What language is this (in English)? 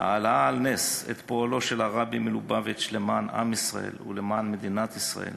Hebrew